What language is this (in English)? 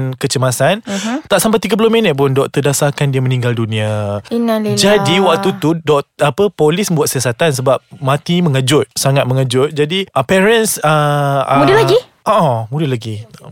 Malay